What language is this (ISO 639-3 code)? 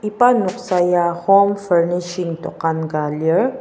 njo